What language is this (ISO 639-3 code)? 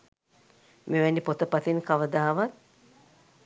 sin